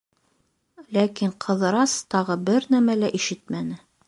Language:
Bashkir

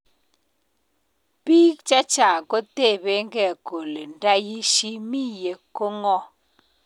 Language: Kalenjin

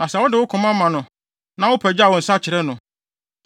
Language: Akan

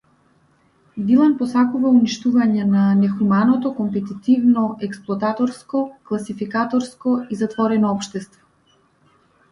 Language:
Macedonian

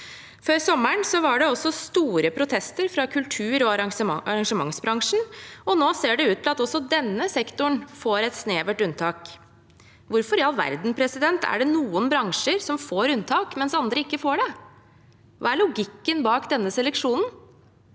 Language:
Norwegian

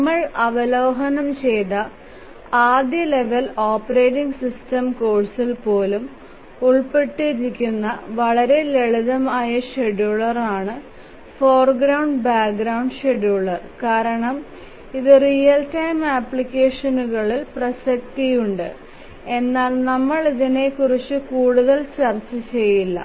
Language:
Malayalam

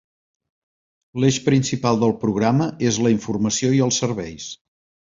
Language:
Catalan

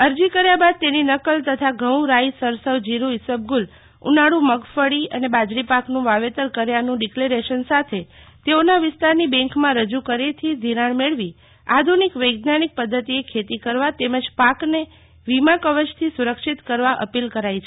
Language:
Gujarati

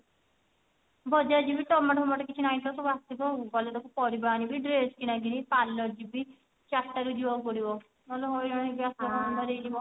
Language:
Odia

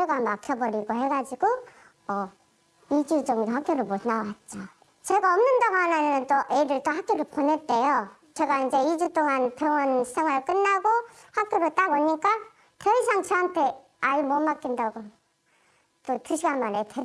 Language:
Korean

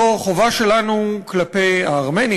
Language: Hebrew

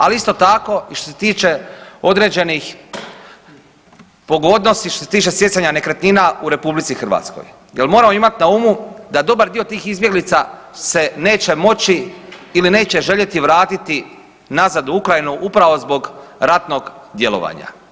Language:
Croatian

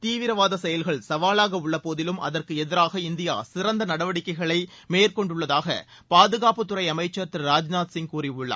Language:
Tamil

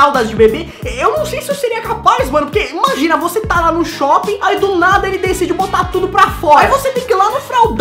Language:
Portuguese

